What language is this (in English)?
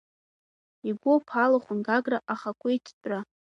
Abkhazian